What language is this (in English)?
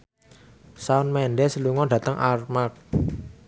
Javanese